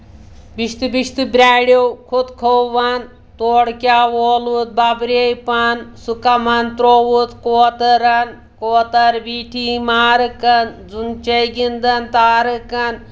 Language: Kashmiri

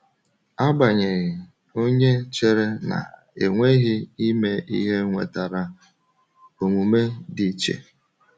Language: Igbo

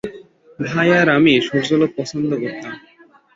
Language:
Bangla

